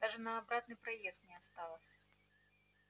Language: Russian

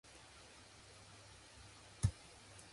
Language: English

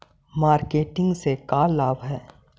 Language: Magahi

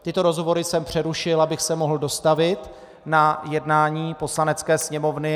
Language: Czech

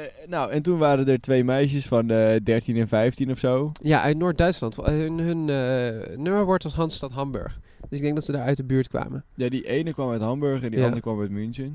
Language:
Dutch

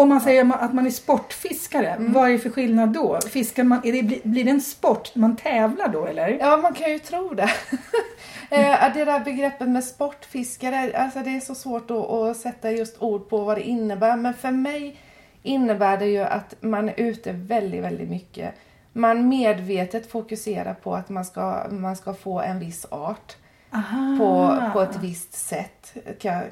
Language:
Swedish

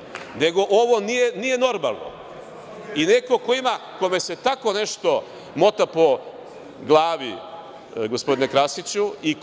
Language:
Serbian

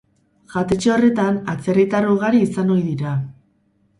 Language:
Basque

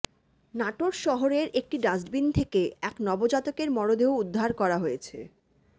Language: Bangla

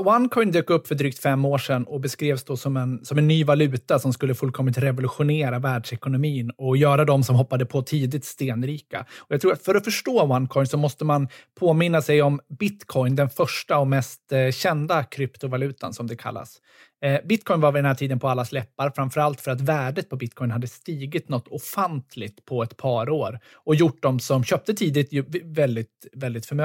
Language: Swedish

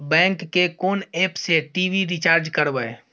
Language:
Maithili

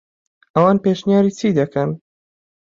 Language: Central Kurdish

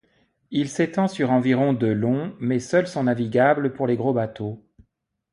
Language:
French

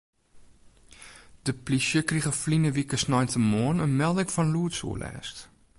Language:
Western Frisian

